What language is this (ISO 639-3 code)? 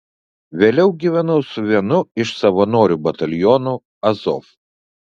lit